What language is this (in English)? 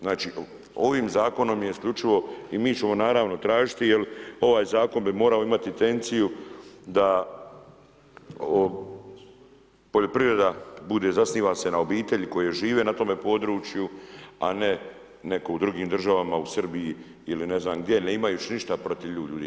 Croatian